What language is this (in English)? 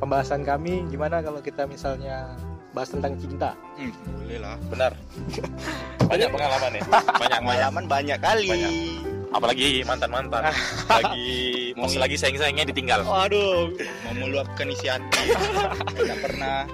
Indonesian